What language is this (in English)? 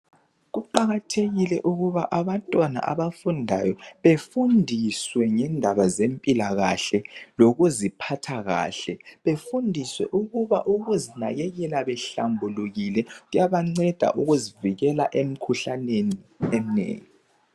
North Ndebele